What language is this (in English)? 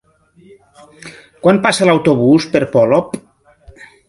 Catalan